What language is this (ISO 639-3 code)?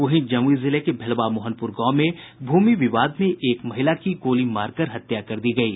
hin